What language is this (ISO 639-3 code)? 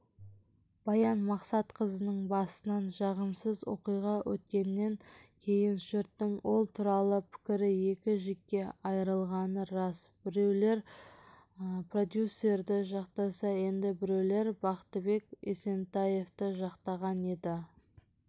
kaz